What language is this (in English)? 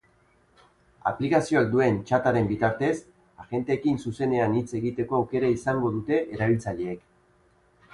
Basque